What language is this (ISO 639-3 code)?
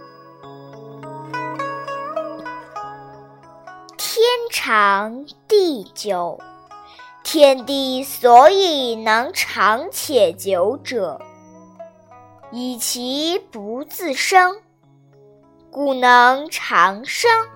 zho